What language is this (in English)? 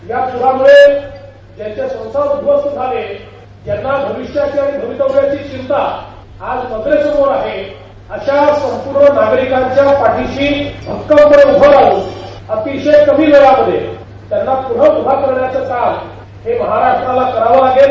Marathi